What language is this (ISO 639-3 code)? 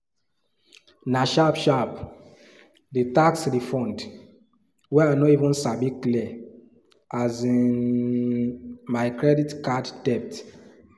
pcm